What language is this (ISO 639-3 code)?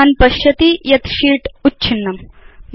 san